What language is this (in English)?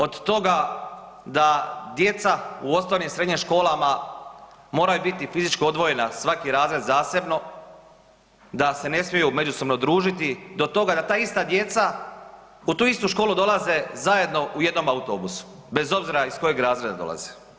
Croatian